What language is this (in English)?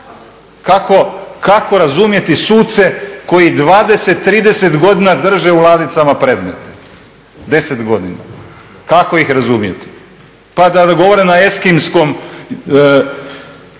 Croatian